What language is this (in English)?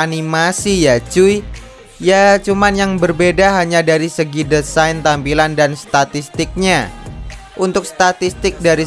Indonesian